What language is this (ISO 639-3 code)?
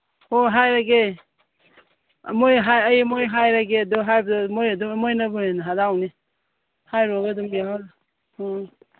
mni